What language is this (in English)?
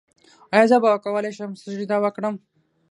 Pashto